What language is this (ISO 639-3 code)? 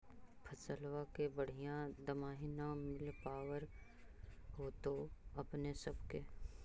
mag